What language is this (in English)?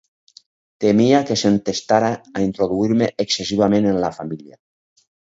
Catalan